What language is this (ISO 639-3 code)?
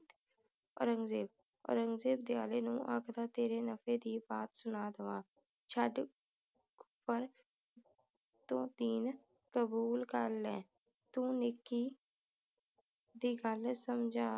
pan